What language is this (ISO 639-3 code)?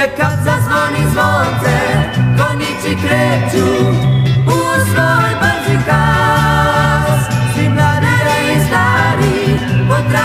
ron